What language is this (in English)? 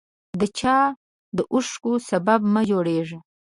Pashto